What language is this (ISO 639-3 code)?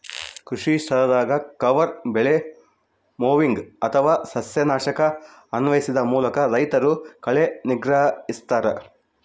kan